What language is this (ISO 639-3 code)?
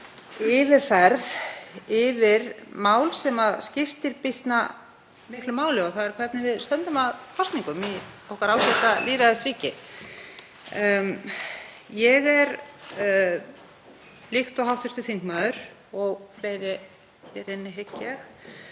isl